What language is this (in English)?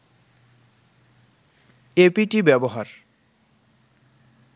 Bangla